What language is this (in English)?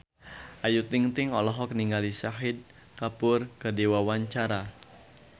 Sundanese